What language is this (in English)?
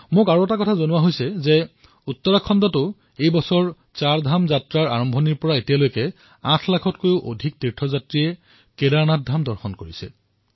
Assamese